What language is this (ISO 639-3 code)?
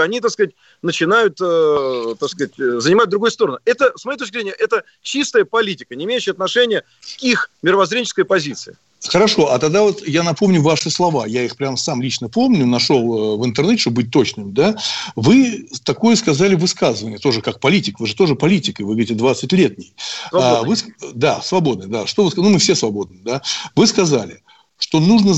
rus